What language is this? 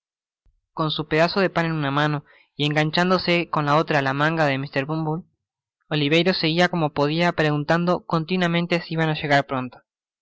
Spanish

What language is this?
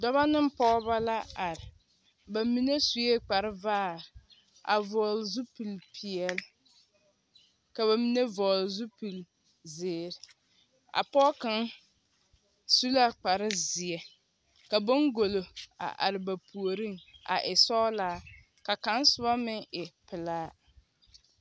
Southern Dagaare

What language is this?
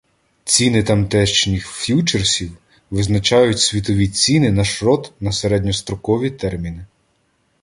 Ukrainian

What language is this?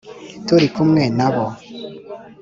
Kinyarwanda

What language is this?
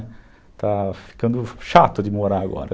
Portuguese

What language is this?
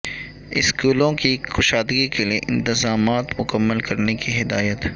Urdu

